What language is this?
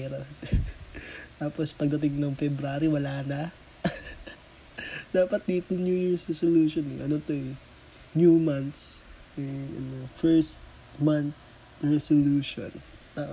Filipino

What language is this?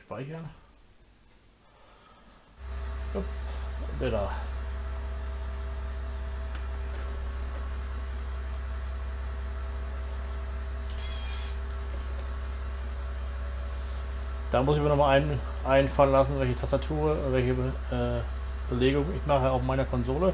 German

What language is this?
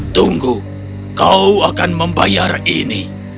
Indonesian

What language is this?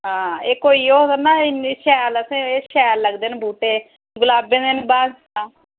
Dogri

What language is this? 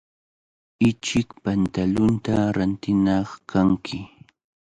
Cajatambo North Lima Quechua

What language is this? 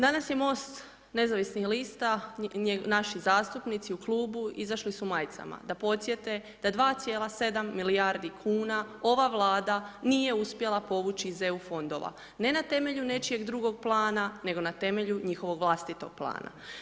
Croatian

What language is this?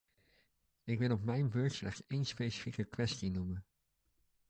Dutch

